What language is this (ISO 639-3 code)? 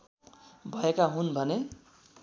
nep